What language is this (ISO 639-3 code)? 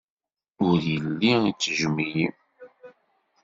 kab